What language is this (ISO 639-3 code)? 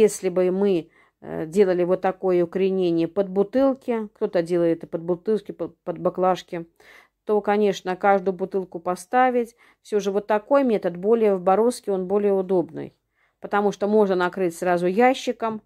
rus